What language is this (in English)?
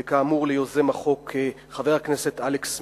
Hebrew